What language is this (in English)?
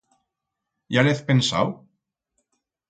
Aragonese